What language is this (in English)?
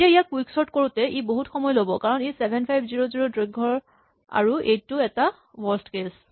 Assamese